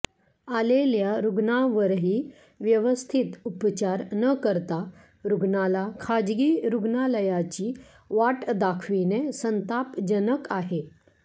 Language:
Marathi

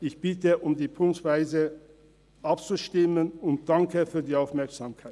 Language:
Swiss German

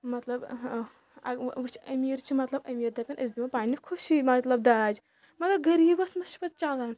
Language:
Kashmiri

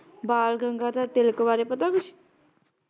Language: Punjabi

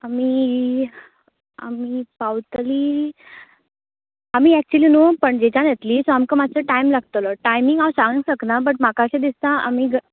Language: Konkani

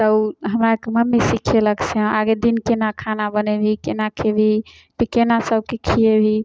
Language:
Maithili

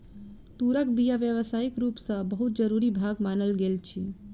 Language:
Maithili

